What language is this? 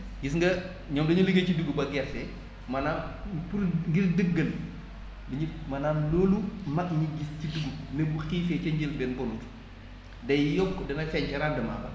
Wolof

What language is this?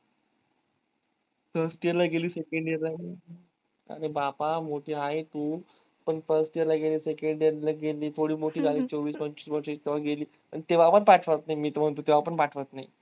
Marathi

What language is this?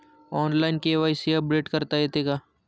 Marathi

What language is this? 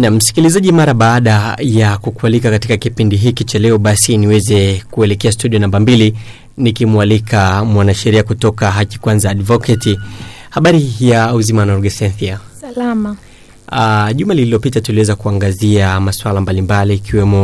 Swahili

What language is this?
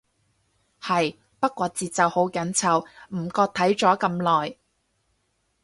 Cantonese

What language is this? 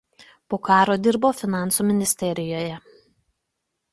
Lithuanian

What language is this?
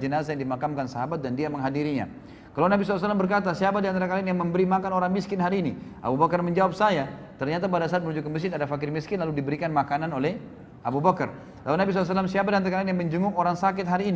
Indonesian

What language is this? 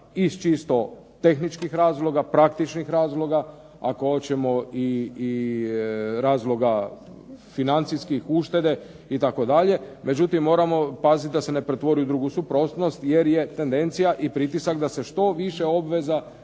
Croatian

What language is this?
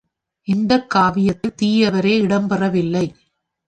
Tamil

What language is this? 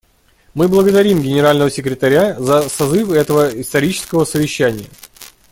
Russian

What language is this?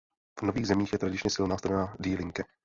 Czech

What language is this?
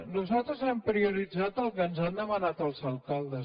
Catalan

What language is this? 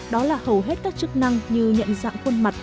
Vietnamese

